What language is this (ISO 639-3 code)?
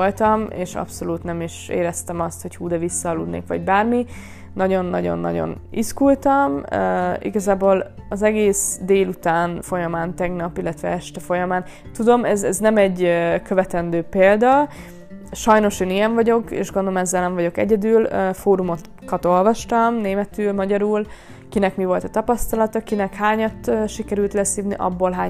hun